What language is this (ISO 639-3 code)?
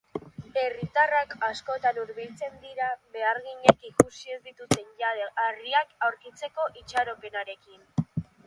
eus